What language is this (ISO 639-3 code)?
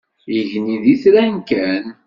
kab